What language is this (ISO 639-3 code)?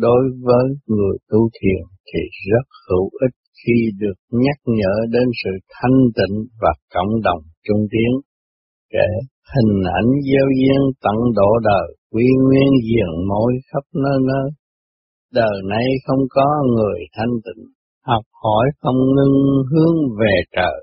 vie